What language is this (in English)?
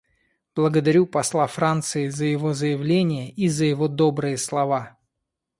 Russian